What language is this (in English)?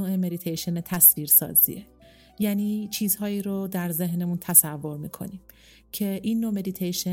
Persian